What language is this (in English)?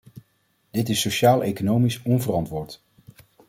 Dutch